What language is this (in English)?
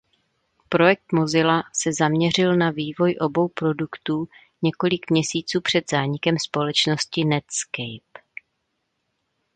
Czech